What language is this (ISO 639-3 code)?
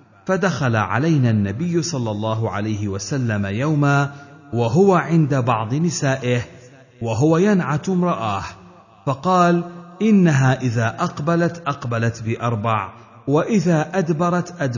ara